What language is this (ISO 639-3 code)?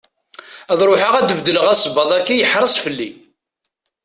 kab